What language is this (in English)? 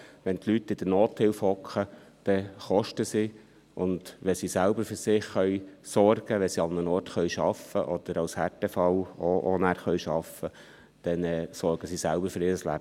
Swiss German